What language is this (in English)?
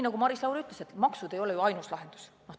Estonian